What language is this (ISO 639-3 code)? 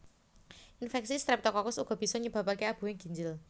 jav